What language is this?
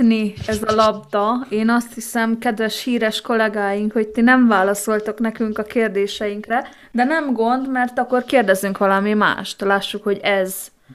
Hungarian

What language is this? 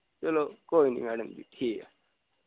Dogri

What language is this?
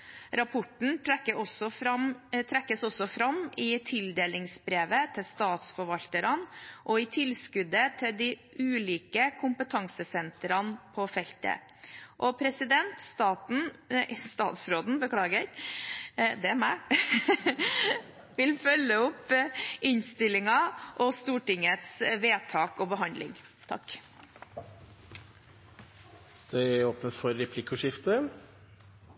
Norwegian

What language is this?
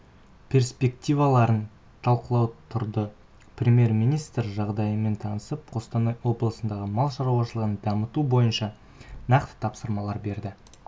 Kazakh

